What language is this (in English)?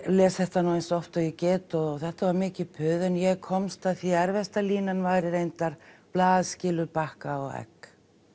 Icelandic